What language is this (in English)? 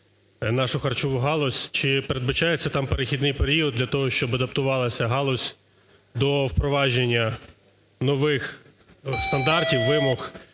Ukrainian